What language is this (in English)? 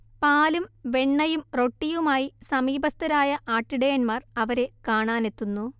Malayalam